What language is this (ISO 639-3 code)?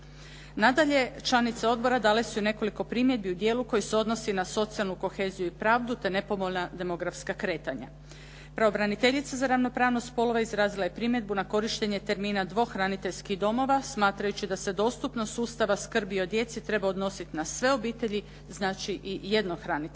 hrv